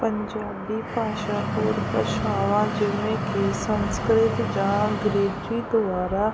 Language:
Punjabi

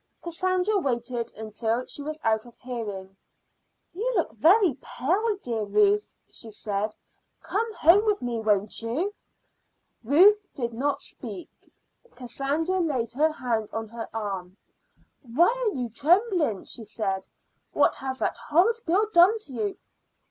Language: English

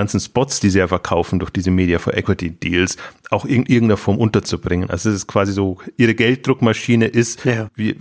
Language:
German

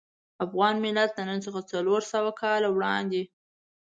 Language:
Pashto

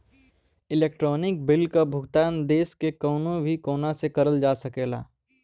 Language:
Bhojpuri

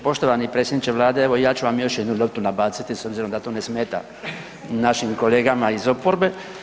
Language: Croatian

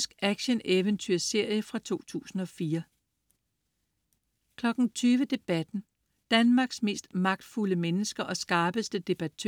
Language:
Danish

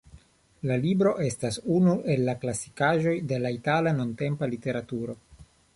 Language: Esperanto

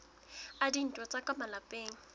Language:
Southern Sotho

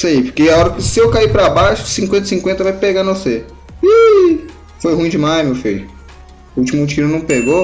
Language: Portuguese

